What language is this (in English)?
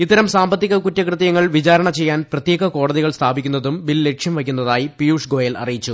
Malayalam